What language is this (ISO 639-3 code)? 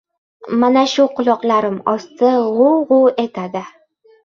uzb